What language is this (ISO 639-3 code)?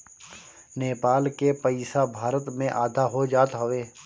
bho